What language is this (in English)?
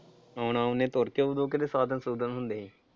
Punjabi